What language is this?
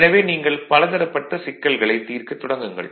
Tamil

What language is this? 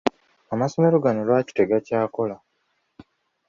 Ganda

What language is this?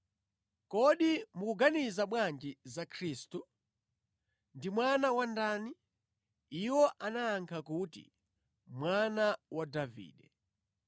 Nyanja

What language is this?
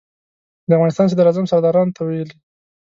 Pashto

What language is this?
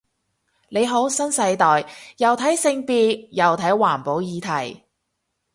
Cantonese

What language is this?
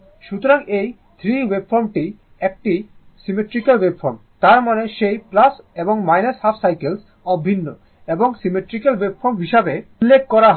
Bangla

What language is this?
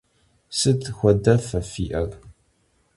Kabardian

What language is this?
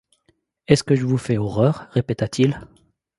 French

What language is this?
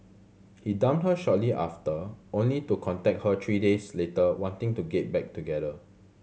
English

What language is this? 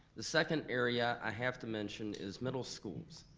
English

